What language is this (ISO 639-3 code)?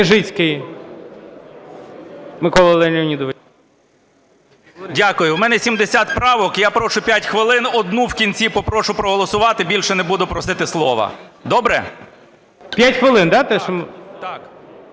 ukr